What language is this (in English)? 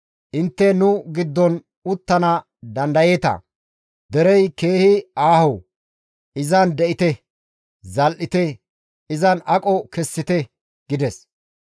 Gamo